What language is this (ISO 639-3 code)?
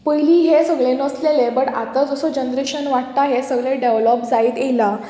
kok